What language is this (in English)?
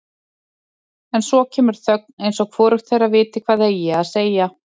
Icelandic